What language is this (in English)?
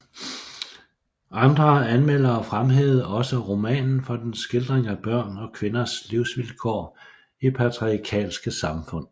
Danish